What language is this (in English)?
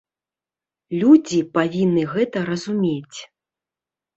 Belarusian